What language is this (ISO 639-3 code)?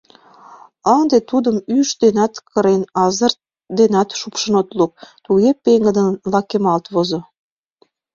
chm